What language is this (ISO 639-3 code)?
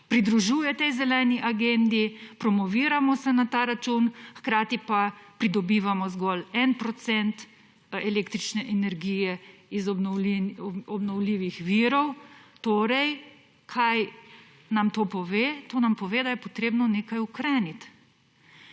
slv